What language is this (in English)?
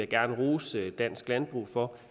Danish